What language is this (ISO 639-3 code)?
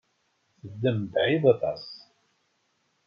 kab